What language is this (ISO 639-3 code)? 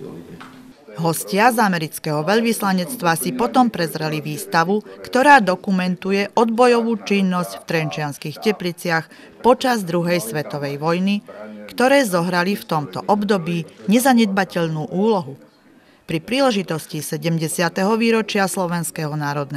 slk